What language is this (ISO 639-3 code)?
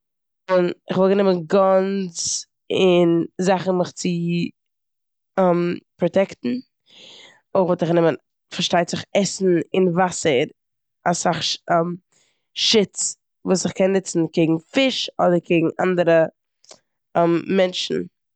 yid